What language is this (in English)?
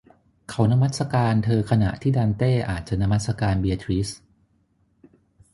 Thai